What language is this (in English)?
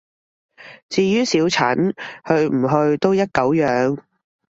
Cantonese